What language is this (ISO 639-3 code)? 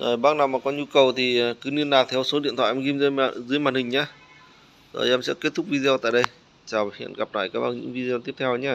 vie